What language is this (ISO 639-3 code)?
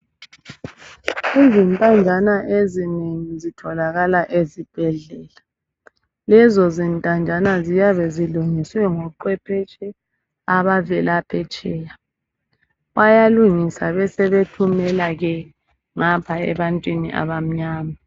nde